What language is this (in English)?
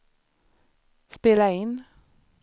Swedish